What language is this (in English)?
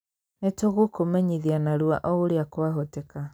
Kikuyu